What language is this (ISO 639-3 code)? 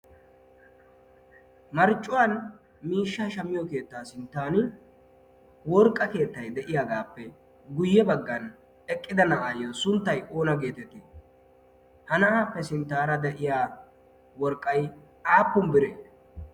wal